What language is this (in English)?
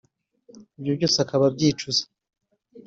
Kinyarwanda